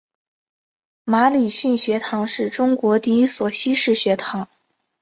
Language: Chinese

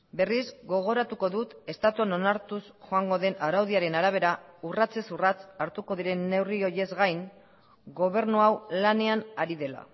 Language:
Basque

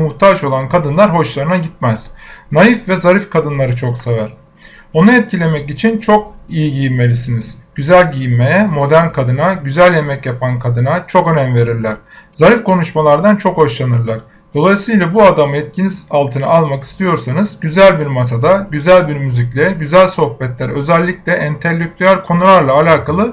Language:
Turkish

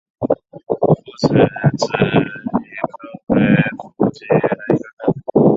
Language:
Chinese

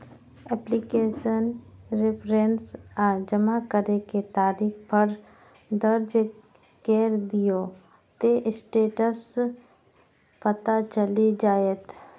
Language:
Maithili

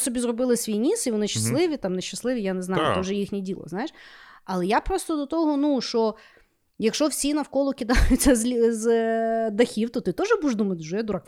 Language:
Ukrainian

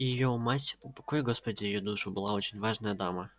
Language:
Russian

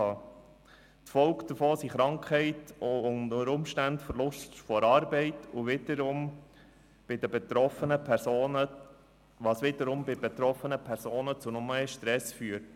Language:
Swiss German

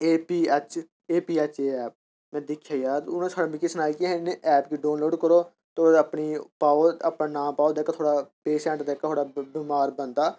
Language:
Dogri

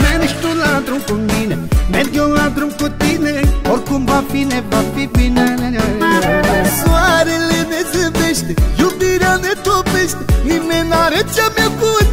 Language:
Romanian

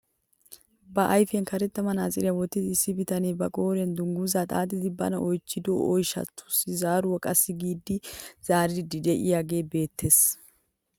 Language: Wolaytta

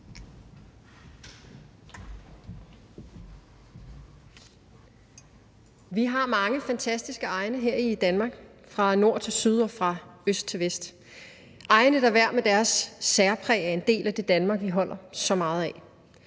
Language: Danish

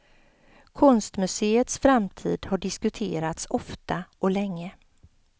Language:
Swedish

